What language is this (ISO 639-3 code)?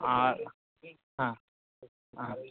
ben